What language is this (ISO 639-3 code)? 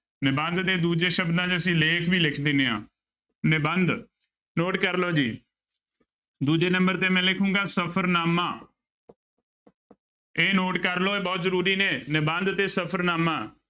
pan